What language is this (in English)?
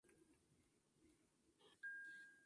Spanish